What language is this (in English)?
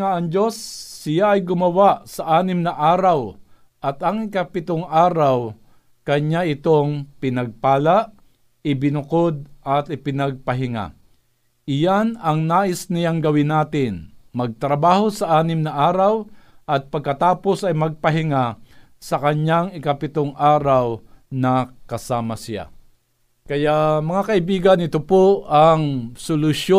Filipino